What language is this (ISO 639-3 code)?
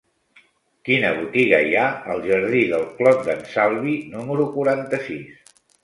cat